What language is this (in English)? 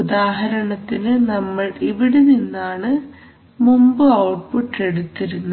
Malayalam